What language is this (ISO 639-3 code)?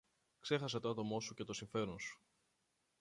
ell